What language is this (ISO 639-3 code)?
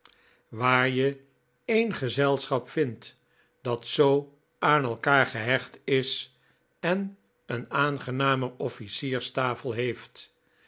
nld